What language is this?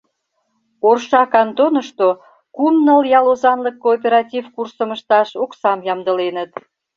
Mari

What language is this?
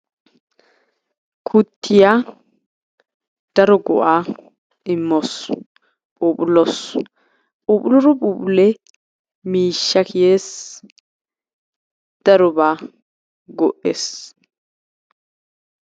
Wolaytta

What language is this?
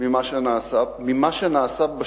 Hebrew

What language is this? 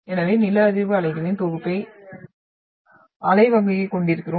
Tamil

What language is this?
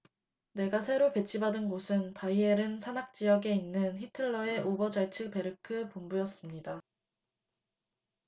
Korean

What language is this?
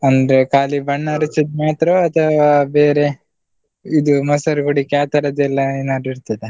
Kannada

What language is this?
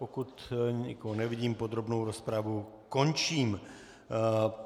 Czech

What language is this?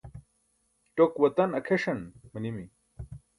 Burushaski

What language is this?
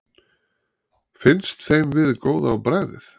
Icelandic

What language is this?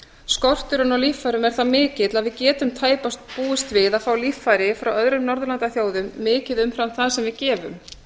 Icelandic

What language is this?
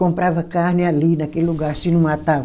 Portuguese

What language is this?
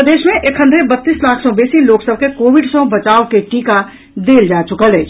Maithili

